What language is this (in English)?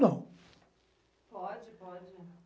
Portuguese